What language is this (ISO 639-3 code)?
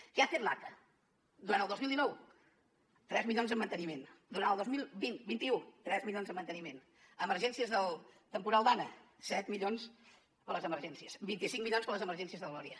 cat